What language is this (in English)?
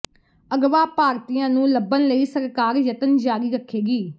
Punjabi